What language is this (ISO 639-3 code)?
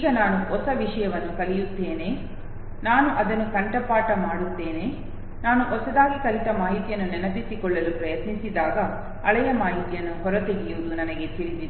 kan